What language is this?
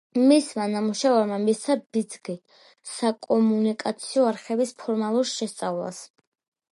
Georgian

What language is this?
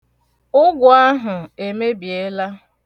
Igbo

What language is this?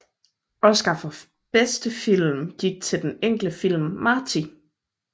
Danish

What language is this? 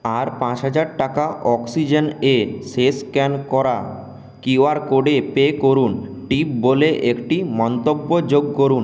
Bangla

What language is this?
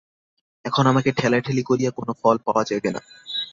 Bangla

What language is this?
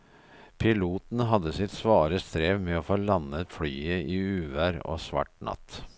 Norwegian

